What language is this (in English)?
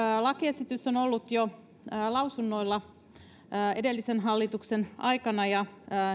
Finnish